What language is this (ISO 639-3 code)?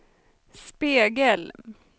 swe